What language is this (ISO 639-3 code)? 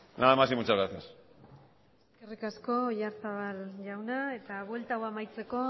eus